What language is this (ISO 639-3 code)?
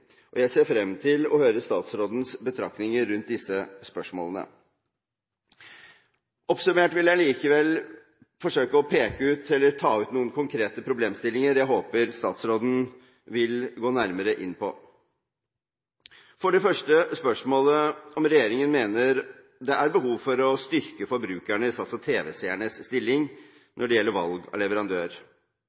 nob